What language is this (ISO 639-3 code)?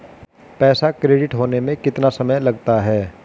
hin